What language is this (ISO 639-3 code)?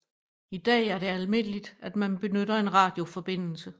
dan